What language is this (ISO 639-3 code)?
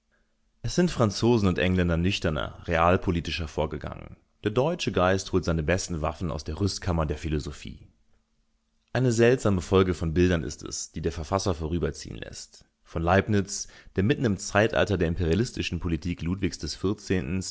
deu